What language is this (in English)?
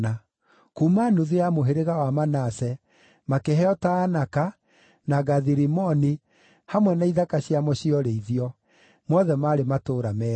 Kikuyu